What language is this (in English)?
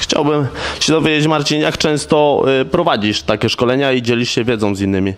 Polish